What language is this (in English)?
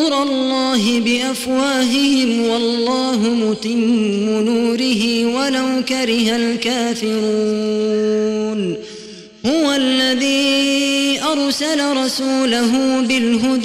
Arabic